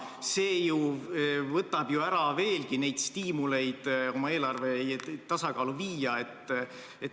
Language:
Estonian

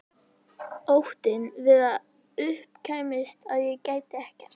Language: Icelandic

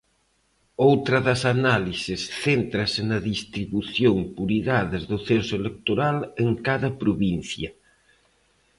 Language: Galician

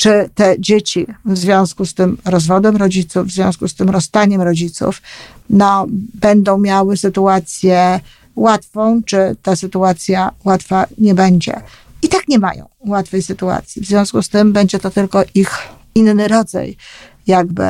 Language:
Polish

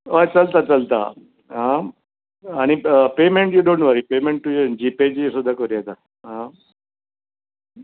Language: Konkani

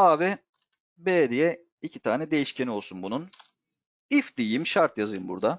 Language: Turkish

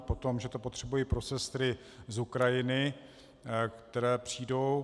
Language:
Czech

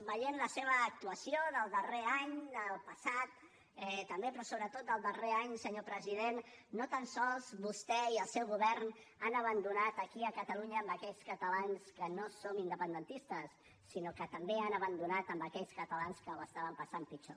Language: Catalan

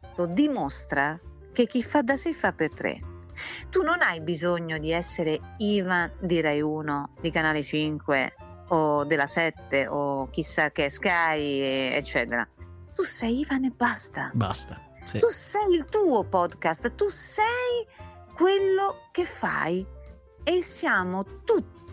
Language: Italian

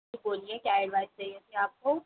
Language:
Hindi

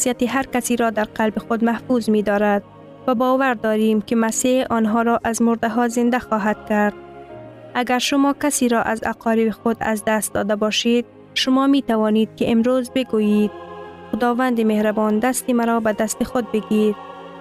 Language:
Persian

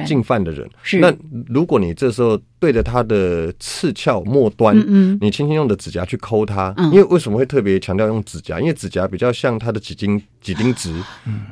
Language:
Chinese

